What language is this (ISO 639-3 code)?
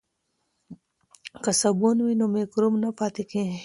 pus